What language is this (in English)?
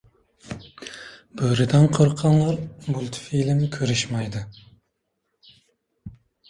Uzbek